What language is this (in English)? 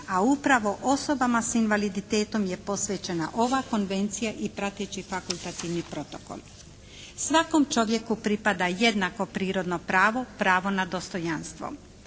Croatian